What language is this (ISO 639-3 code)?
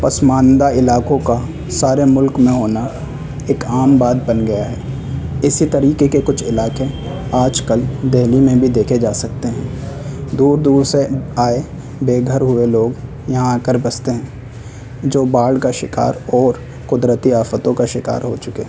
urd